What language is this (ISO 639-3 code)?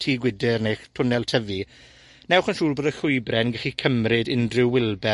cym